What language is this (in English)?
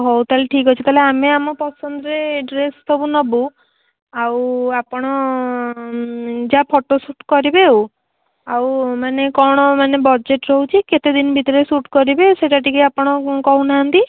Odia